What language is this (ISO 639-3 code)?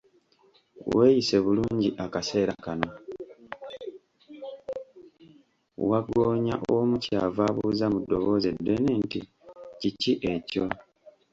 lug